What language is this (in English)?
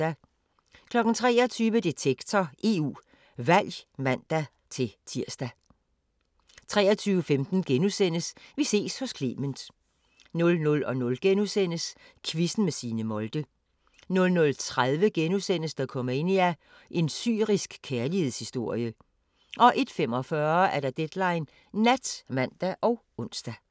Danish